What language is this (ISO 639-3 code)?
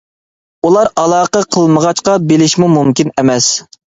uig